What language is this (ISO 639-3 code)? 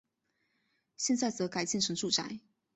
zho